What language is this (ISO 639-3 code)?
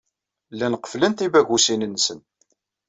kab